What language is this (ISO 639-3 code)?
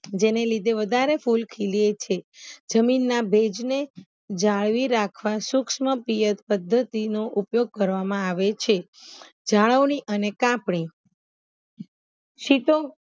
guj